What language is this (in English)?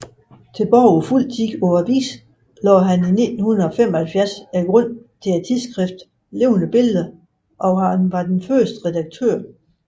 Danish